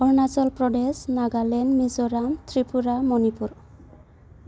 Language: Bodo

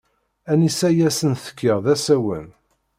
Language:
Kabyle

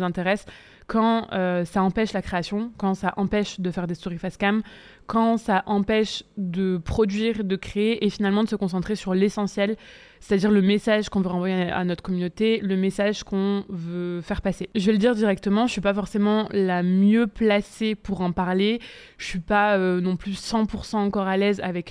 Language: French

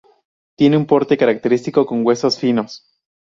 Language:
Spanish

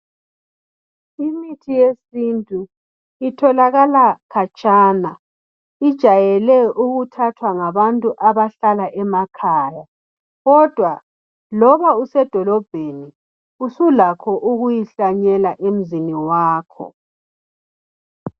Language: North Ndebele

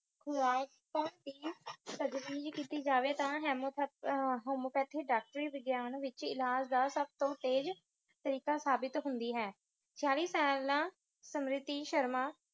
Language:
Punjabi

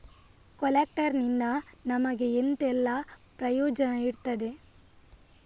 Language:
Kannada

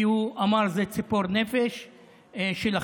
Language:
Hebrew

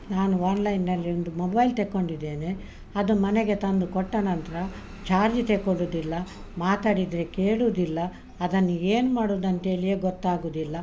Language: Kannada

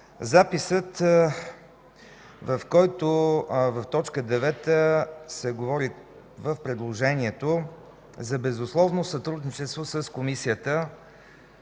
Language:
Bulgarian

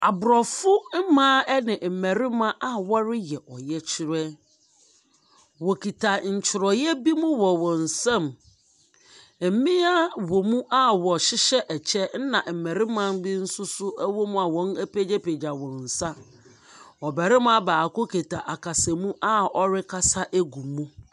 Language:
Akan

